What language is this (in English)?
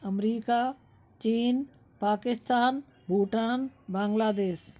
Hindi